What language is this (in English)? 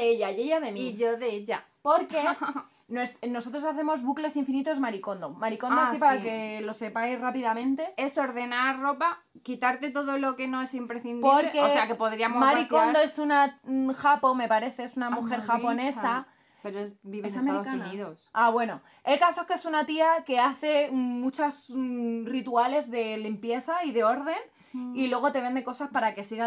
Spanish